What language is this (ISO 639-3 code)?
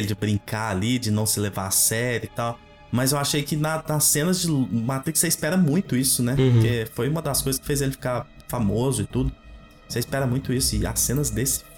por